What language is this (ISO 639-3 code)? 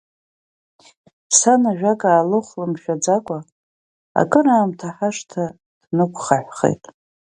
abk